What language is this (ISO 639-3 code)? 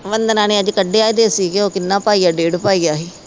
pan